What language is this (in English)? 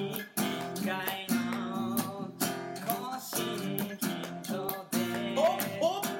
Japanese